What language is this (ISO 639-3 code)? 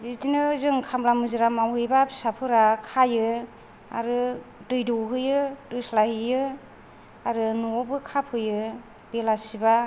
brx